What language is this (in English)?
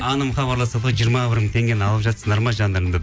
Kazakh